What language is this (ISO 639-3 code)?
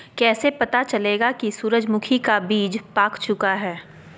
mag